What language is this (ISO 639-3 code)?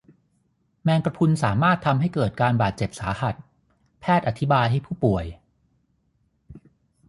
tha